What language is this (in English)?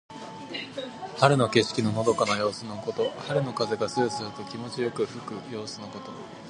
Japanese